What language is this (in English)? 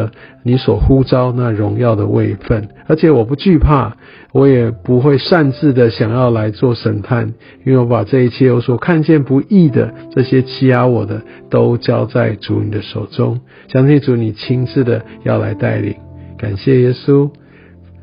Chinese